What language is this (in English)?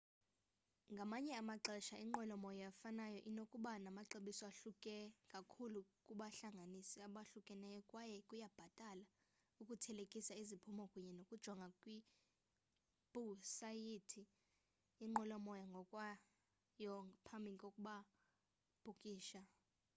Xhosa